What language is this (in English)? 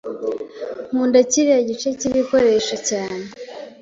Kinyarwanda